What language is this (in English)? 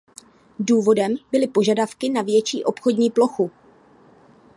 Czech